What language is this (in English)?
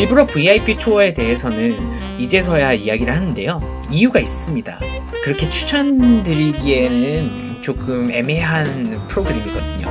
Korean